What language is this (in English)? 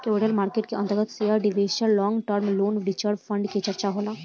Bhojpuri